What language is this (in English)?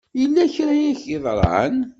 Kabyle